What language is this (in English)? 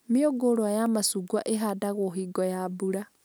Kikuyu